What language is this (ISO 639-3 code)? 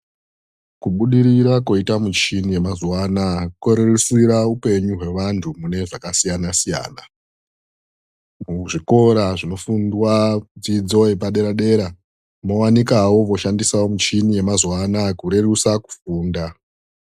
ndc